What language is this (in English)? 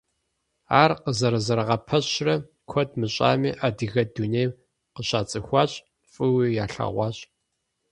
Kabardian